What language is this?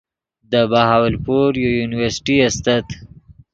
Yidgha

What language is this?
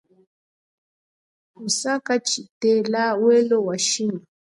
Chokwe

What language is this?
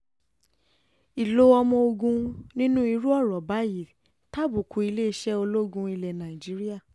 Yoruba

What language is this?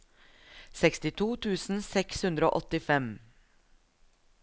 Norwegian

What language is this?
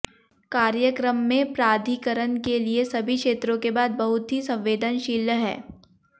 Hindi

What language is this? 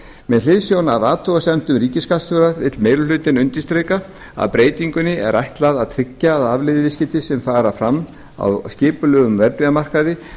Icelandic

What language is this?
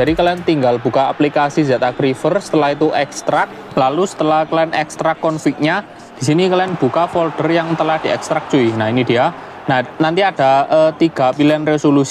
Indonesian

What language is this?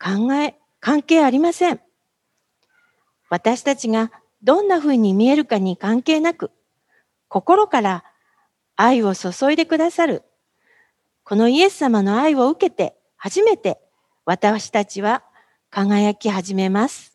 Japanese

